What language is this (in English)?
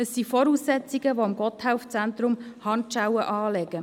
Swiss German